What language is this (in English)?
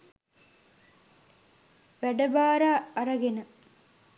Sinhala